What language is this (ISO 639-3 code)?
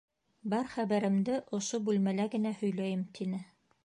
bak